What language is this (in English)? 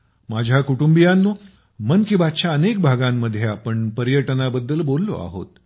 Marathi